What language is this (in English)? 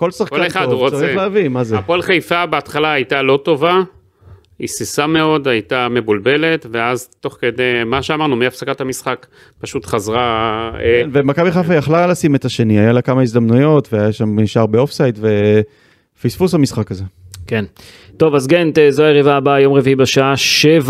Hebrew